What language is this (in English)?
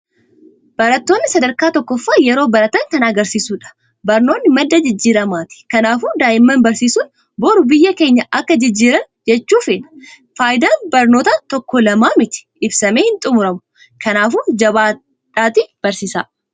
Oromo